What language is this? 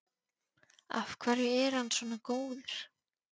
Icelandic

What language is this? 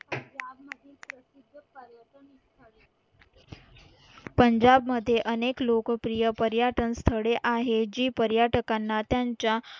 Marathi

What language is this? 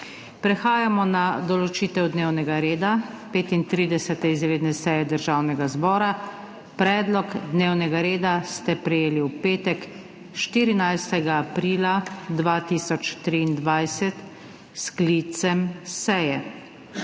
Slovenian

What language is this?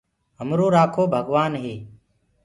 Gurgula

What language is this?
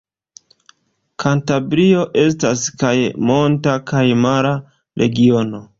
Esperanto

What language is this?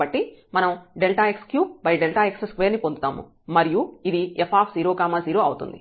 Telugu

